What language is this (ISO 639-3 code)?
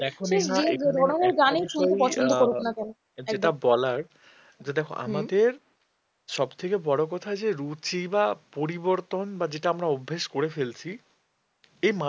ben